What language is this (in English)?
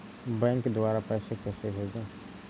Hindi